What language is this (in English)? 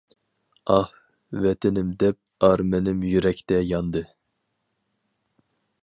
Uyghur